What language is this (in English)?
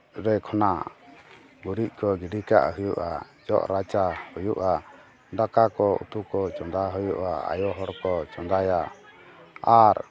Santali